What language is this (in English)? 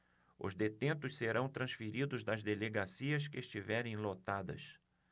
Portuguese